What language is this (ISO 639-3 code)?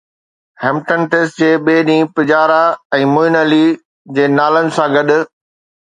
snd